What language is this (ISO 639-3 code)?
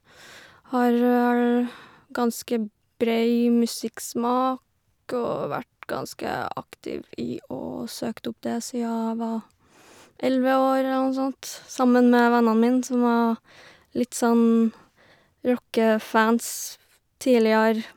nor